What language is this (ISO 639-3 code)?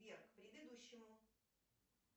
rus